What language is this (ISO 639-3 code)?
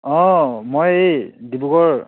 asm